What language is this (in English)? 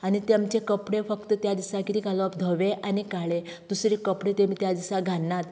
Konkani